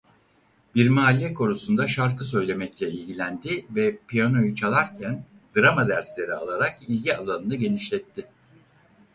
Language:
Turkish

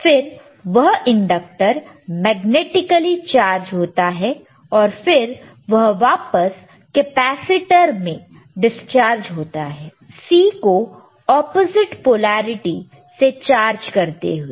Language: Hindi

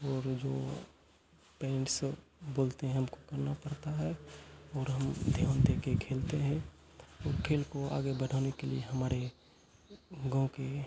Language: Hindi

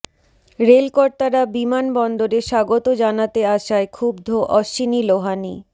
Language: Bangla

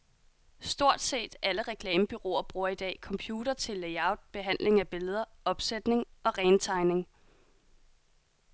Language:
Danish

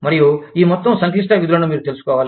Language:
Telugu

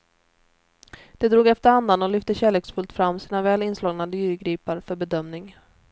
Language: Swedish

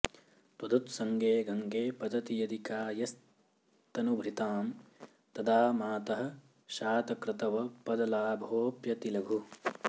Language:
Sanskrit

